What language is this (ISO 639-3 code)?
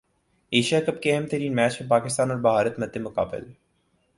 urd